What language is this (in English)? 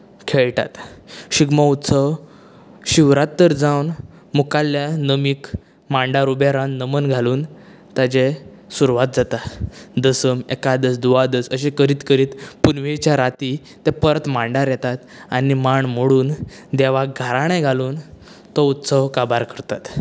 Konkani